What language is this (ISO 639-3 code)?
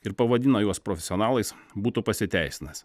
lit